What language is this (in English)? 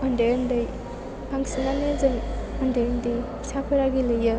Bodo